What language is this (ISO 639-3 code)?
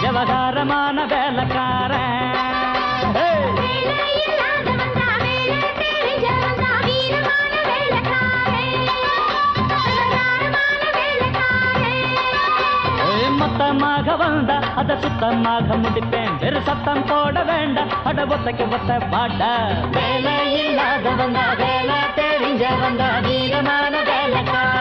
tam